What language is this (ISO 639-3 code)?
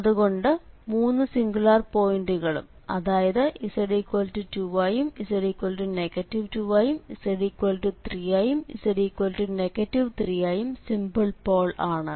mal